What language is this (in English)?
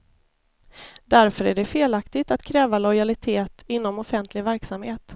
Swedish